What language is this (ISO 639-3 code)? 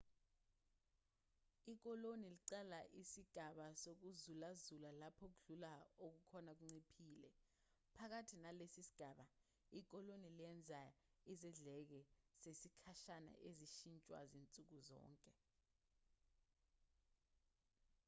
zul